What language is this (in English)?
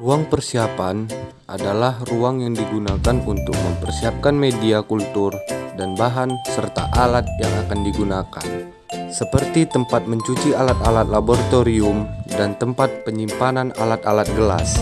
Indonesian